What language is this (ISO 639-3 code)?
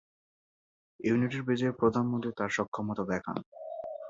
ben